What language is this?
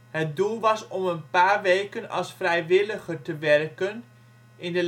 Dutch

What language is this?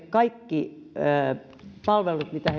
Finnish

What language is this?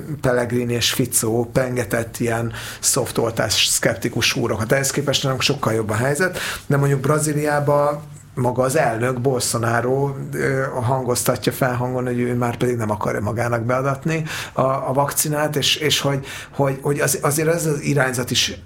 Hungarian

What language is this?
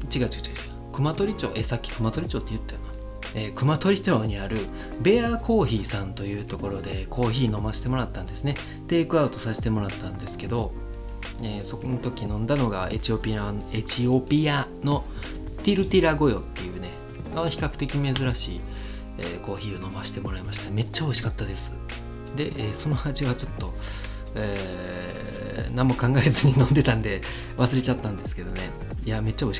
Japanese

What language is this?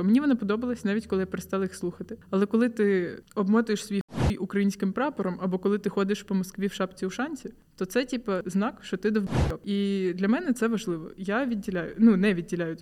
Ukrainian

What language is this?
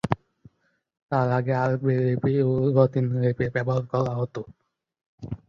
Bangla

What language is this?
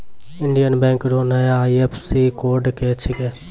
Maithili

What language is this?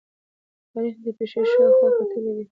Pashto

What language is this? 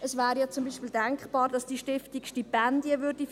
Swiss German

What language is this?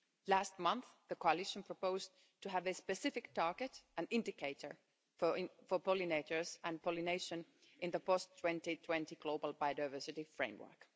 English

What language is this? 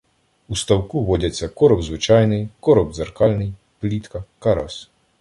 Ukrainian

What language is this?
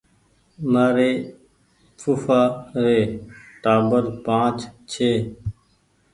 Goaria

